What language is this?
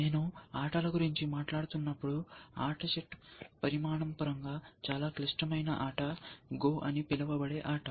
Telugu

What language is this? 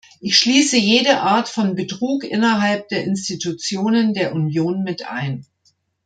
German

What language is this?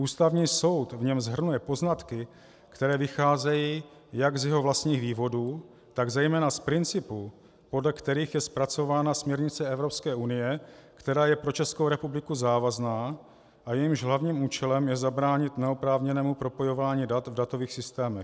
Czech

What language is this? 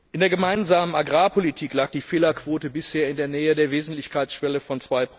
German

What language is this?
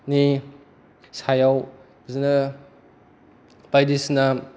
Bodo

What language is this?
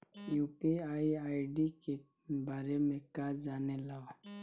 Bhojpuri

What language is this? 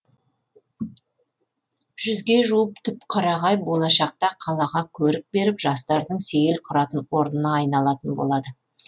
Kazakh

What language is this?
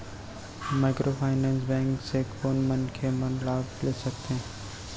Chhattisgarhi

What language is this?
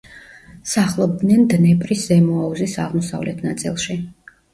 Georgian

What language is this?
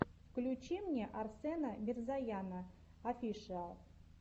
Russian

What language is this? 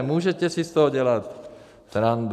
Czech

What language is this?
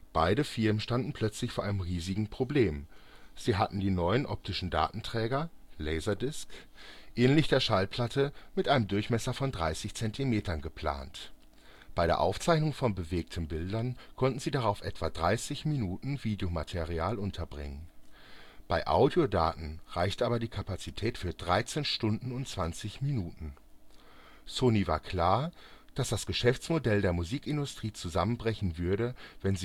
German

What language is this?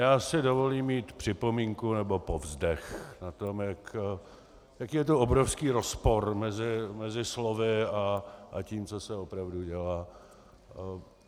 Czech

